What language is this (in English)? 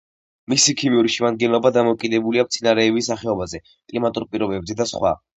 Georgian